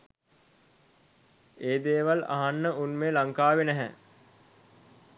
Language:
Sinhala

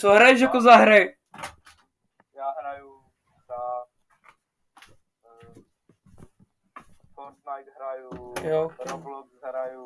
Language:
Czech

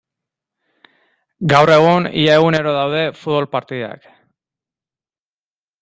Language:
Basque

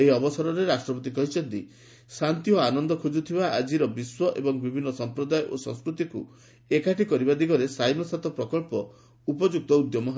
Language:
Odia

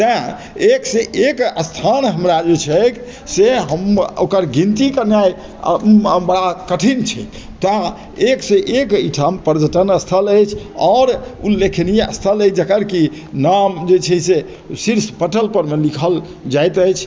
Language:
Maithili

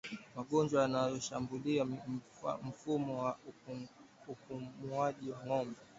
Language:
Swahili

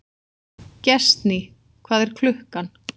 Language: Icelandic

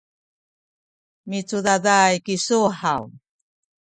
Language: Sakizaya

